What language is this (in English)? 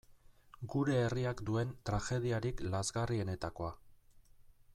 Basque